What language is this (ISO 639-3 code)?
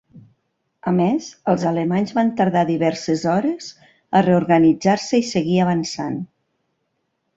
cat